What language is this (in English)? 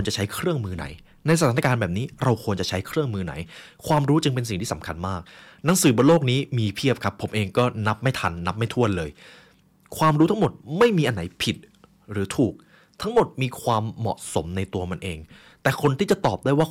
Thai